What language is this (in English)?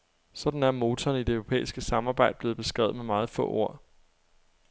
Danish